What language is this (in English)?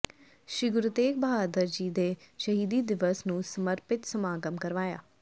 Punjabi